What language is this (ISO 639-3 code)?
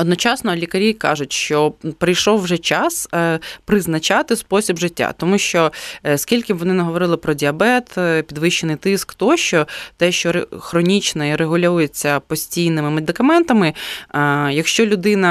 ukr